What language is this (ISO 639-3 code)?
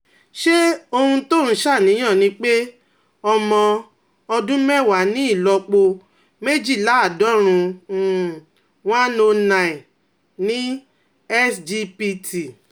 yor